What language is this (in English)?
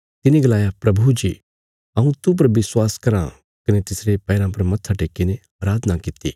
Bilaspuri